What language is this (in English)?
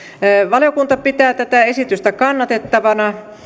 Finnish